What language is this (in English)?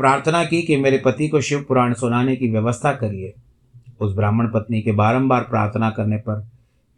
Hindi